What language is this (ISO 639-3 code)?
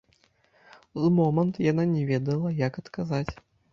bel